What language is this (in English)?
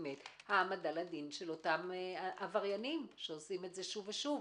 Hebrew